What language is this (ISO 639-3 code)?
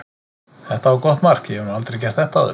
isl